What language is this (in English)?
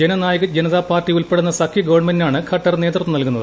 Malayalam